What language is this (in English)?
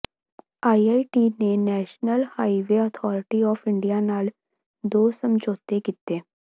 Punjabi